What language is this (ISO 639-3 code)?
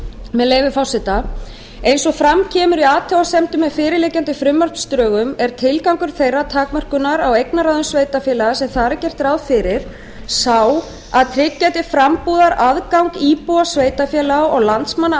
isl